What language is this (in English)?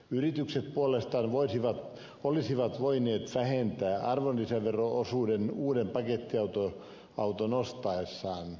Finnish